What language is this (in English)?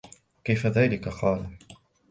Arabic